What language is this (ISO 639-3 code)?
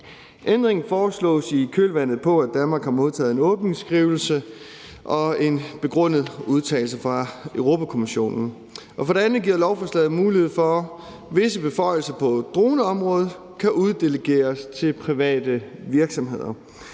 dan